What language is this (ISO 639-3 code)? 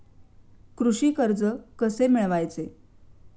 mar